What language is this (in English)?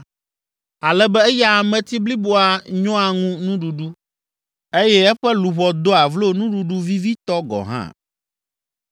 Ewe